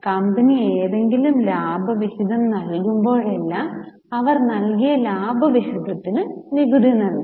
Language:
Malayalam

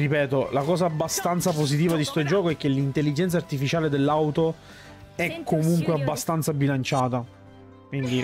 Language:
Italian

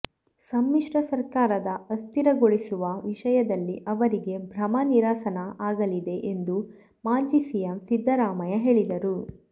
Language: Kannada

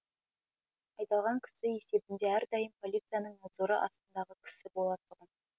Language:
Kazakh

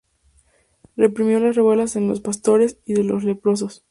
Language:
Spanish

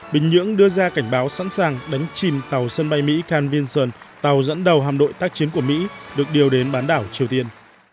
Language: Vietnamese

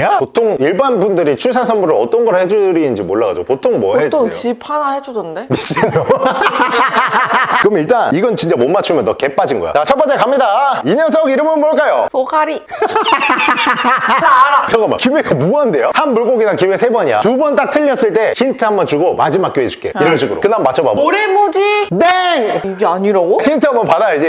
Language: Korean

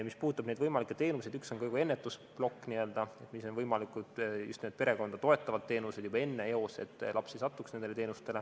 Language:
Estonian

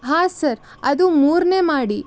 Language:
Kannada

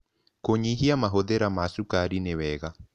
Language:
Kikuyu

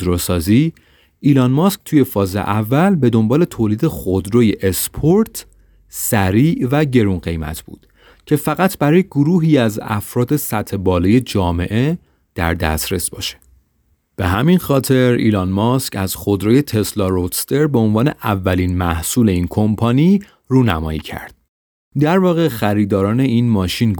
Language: Persian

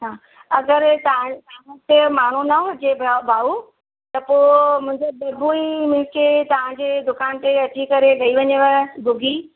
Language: Sindhi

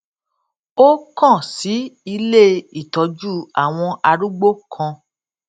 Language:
Yoruba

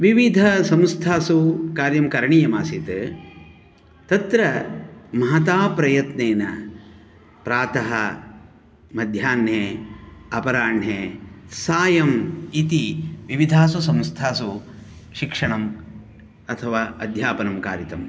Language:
Sanskrit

